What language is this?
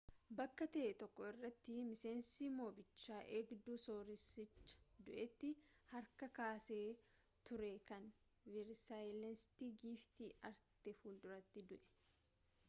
Oromo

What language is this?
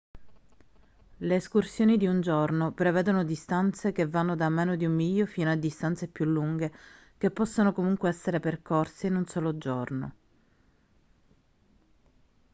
Italian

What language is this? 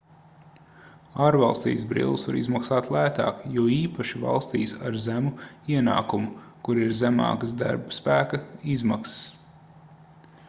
Latvian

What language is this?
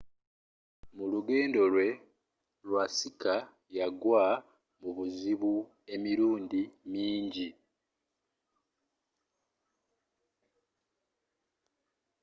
Ganda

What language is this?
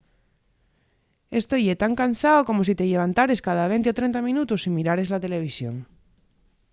Asturian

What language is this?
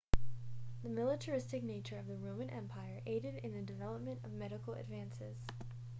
English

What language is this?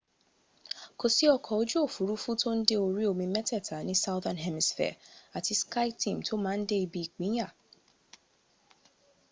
Yoruba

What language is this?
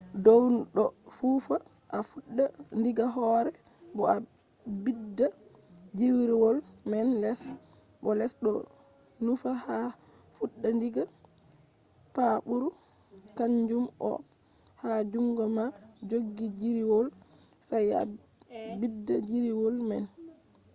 Fula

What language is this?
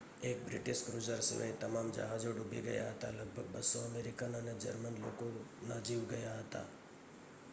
Gujarati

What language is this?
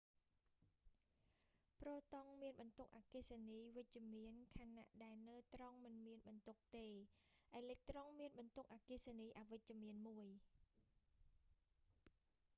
Khmer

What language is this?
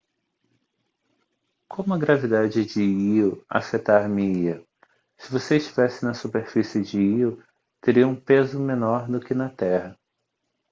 Portuguese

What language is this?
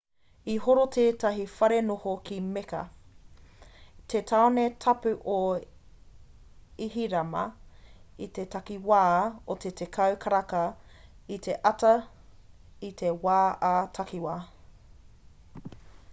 Māori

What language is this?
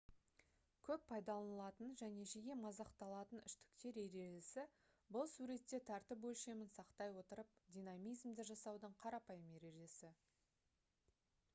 Kazakh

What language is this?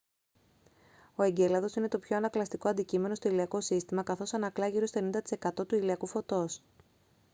Greek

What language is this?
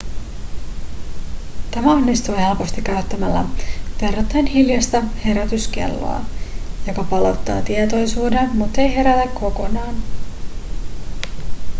Finnish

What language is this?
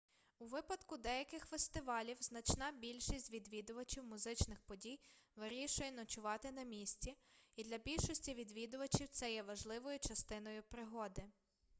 Ukrainian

